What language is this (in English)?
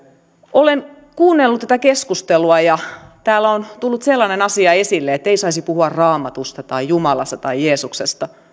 Finnish